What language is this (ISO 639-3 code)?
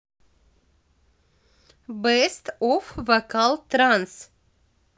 rus